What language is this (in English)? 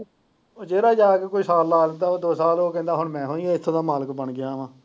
Punjabi